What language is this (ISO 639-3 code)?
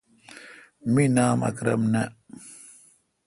xka